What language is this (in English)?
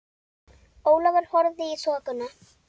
Icelandic